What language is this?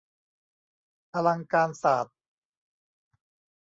Thai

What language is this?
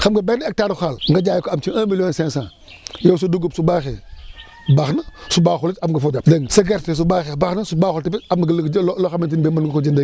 Wolof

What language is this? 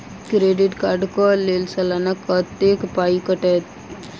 Maithili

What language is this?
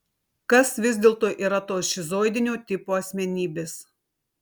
Lithuanian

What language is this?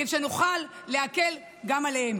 Hebrew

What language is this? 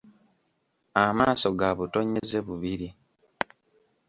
Ganda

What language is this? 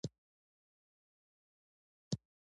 Pashto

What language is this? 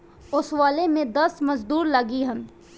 Bhojpuri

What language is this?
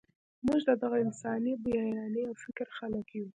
Pashto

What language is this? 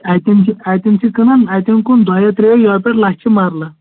Kashmiri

